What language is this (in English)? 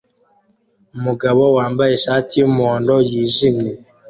Kinyarwanda